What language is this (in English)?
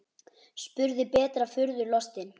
Icelandic